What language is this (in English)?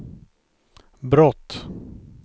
Swedish